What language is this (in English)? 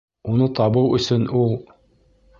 Bashkir